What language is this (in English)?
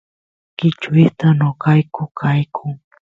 Santiago del Estero Quichua